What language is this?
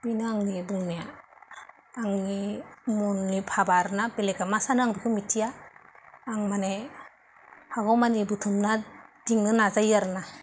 Bodo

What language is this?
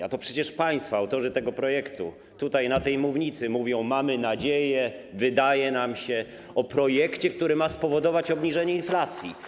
Polish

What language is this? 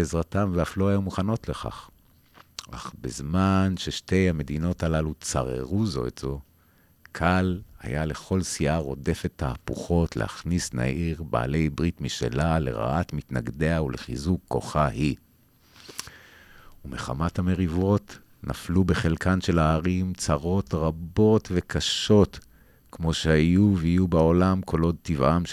Hebrew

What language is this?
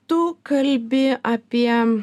Lithuanian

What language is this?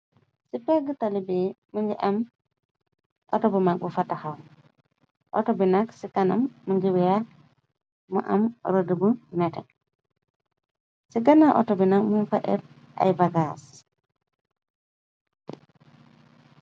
Wolof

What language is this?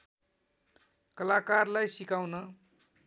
Nepali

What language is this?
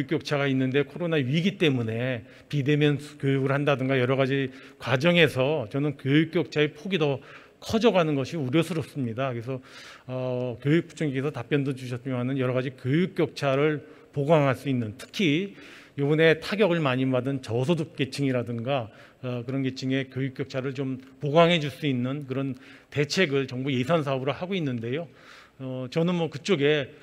Korean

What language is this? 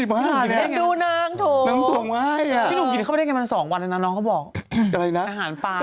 Thai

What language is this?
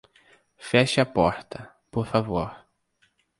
Portuguese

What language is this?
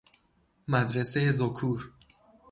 Persian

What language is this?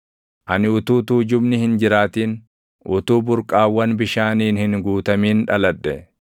Oromo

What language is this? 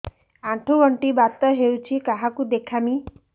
Odia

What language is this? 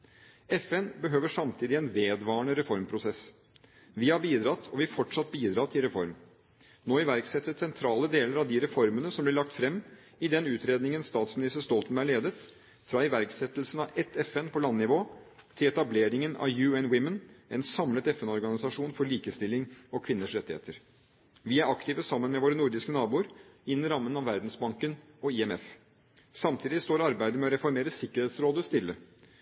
Norwegian Bokmål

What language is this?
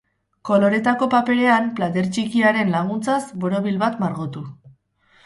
Basque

